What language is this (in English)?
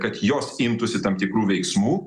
Lithuanian